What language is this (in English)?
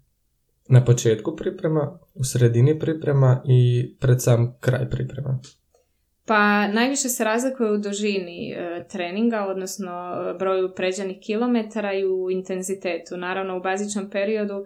Croatian